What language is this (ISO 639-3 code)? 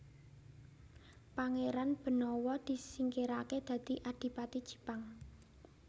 jav